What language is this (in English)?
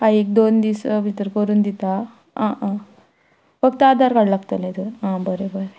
Konkani